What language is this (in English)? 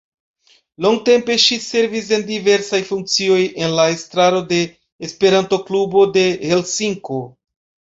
Esperanto